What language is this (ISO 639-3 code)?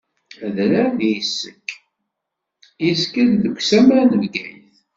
kab